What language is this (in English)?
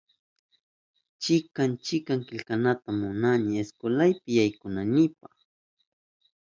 Southern Pastaza Quechua